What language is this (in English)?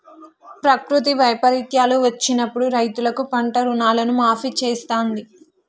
Telugu